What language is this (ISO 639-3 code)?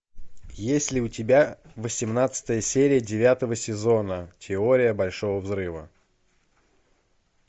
rus